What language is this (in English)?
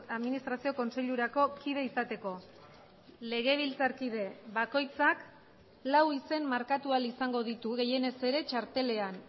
Basque